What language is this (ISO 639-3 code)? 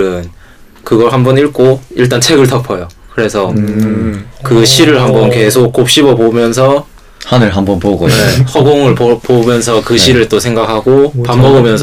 kor